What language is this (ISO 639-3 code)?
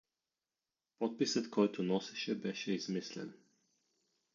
bul